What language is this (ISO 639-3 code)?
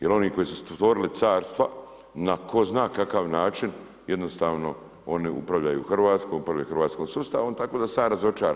hrv